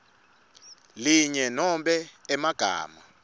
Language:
Swati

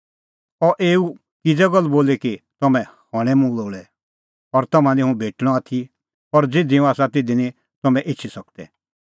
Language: Kullu Pahari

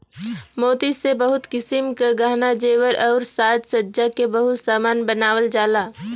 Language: Bhojpuri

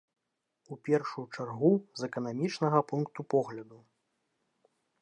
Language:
Belarusian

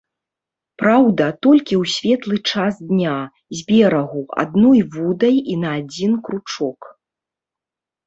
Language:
Belarusian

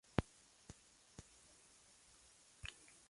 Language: Spanish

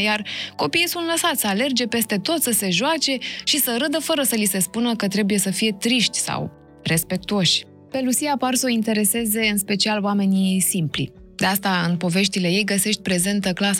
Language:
Romanian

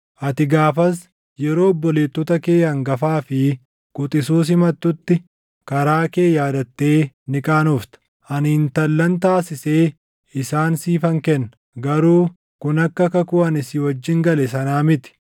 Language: Oromo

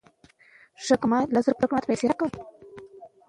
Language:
Pashto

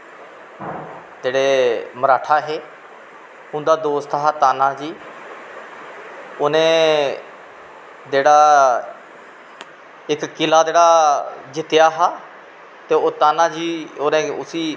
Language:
Dogri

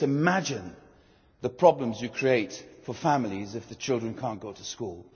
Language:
English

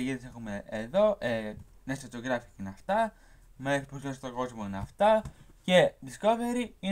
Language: Greek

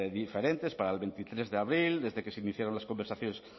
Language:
Spanish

